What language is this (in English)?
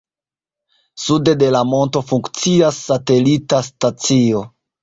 Esperanto